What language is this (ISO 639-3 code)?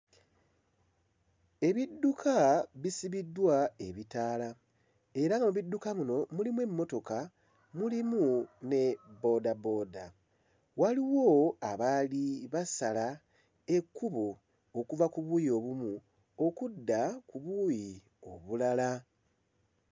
lug